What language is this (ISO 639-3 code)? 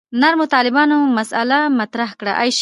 pus